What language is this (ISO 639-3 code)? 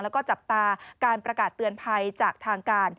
tha